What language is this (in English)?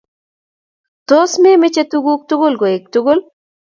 Kalenjin